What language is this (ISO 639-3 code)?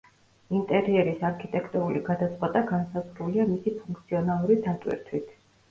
kat